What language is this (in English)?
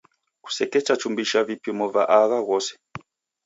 Taita